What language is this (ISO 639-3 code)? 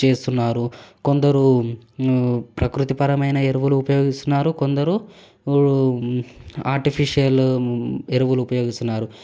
tel